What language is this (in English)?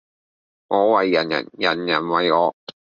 Cantonese